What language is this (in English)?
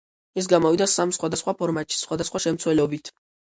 Georgian